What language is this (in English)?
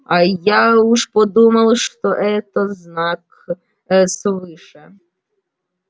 Russian